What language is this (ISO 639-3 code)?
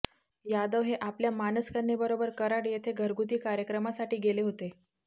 mar